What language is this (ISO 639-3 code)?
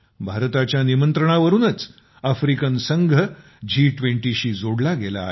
mar